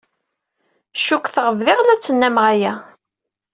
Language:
Kabyle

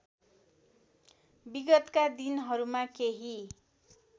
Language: Nepali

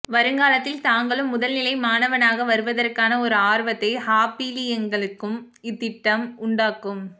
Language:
Tamil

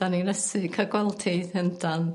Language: Welsh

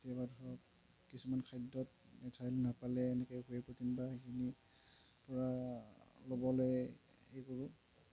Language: Assamese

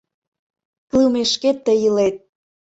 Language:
Mari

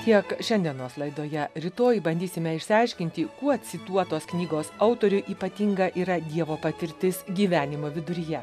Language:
Lithuanian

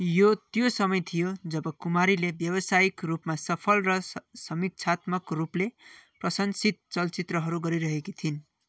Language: Nepali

